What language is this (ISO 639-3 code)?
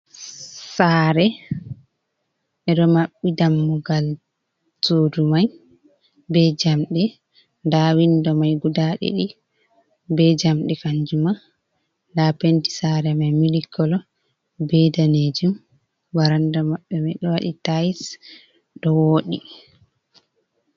ful